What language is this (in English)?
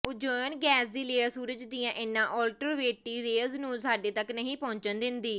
Punjabi